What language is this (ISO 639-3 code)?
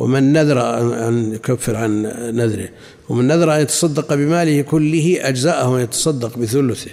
ara